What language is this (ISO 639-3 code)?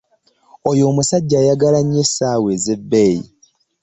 lug